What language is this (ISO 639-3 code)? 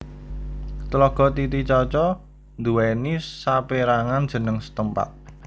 jav